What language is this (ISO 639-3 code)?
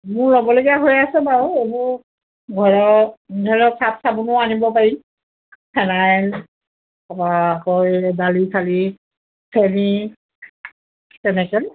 asm